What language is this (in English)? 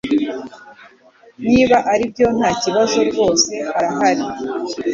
Kinyarwanda